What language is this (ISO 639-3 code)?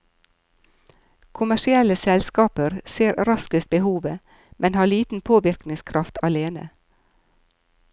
nor